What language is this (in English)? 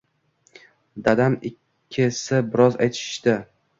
Uzbek